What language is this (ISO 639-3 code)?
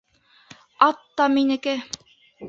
bak